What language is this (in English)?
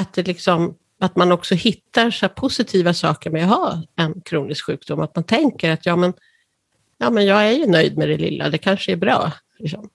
Swedish